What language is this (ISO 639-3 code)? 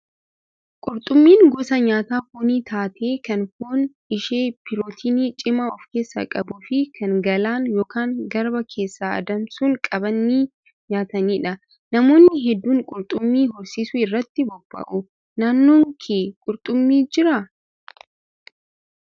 orm